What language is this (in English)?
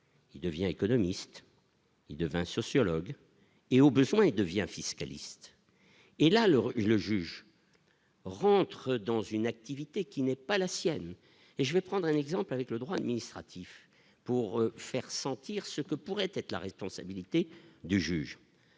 French